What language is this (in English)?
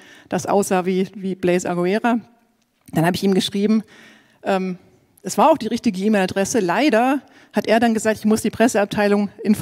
German